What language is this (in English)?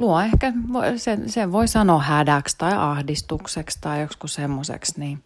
Finnish